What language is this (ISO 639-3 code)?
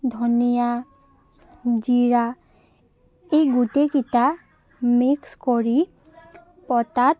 asm